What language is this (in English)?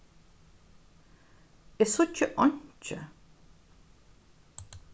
Faroese